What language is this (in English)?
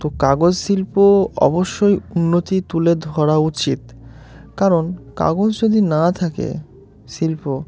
Bangla